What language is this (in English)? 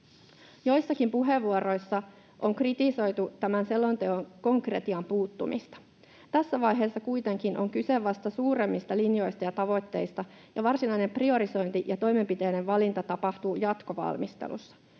Finnish